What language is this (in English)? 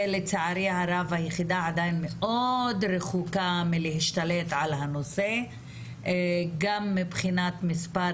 Hebrew